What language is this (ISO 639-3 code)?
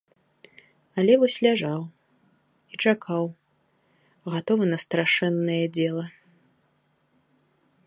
bel